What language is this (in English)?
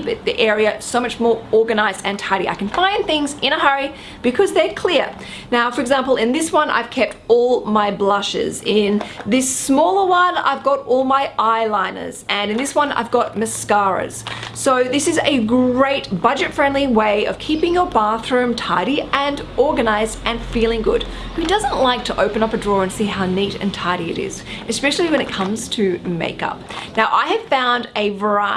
English